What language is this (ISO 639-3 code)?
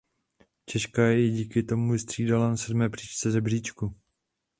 ces